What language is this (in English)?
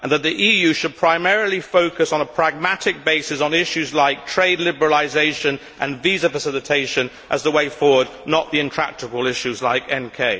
English